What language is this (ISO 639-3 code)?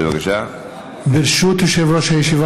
heb